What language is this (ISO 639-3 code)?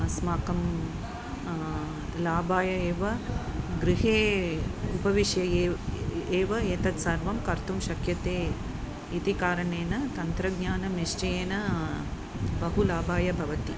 san